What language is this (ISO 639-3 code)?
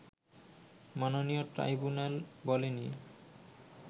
ben